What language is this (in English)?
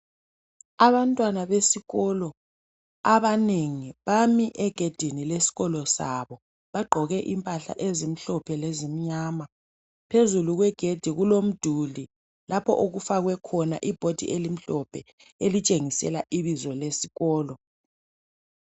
North Ndebele